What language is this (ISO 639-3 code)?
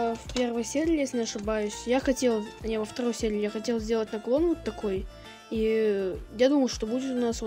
rus